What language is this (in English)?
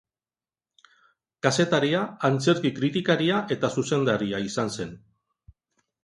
Basque